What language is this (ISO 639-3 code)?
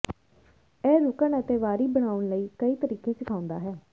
pan